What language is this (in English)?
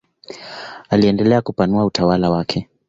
Swahili